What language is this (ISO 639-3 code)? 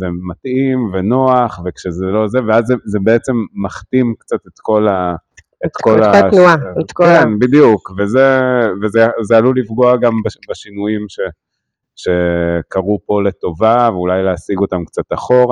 heb